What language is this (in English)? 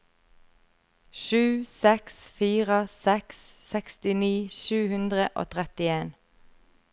Norwegian